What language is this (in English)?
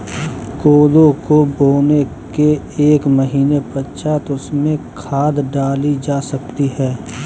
Hindi